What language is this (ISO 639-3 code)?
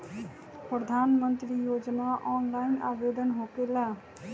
mag